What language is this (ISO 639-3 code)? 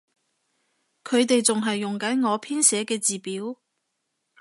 yue